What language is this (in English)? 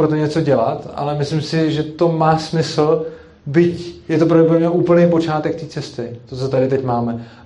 Czech